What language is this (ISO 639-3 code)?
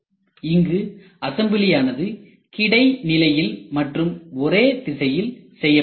tam